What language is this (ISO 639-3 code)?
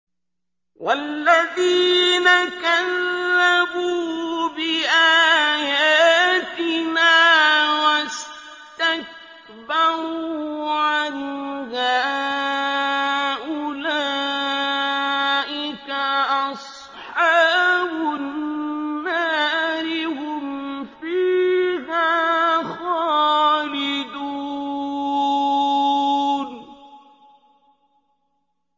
ara